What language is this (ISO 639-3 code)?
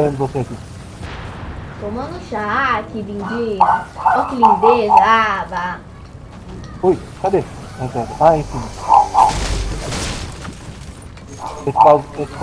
por